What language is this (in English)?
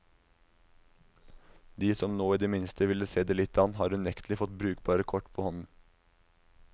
Norwegian